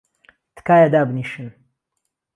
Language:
Central Kurdish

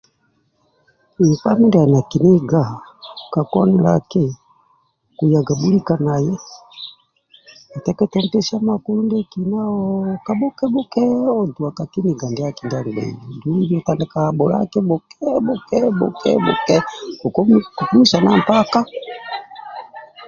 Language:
Amba (Uganda)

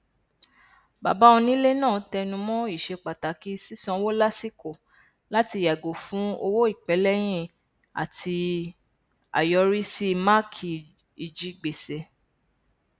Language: Yoruba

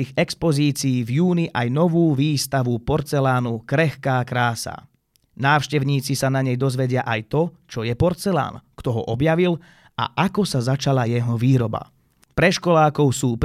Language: Slovak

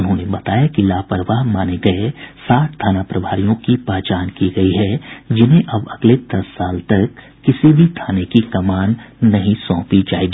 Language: Hindi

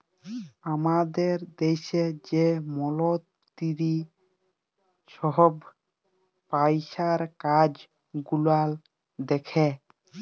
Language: Bangla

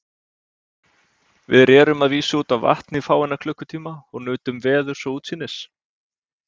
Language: Icelandic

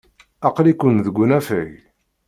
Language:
Kabyle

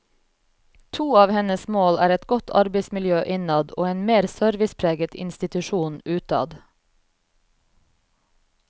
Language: Norwegian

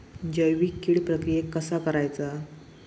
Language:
Marathi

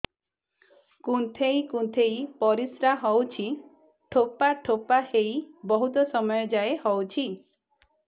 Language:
Odia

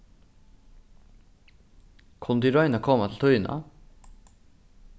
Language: Faroese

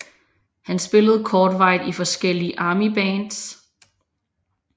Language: Danish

